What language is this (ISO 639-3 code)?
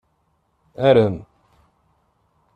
kab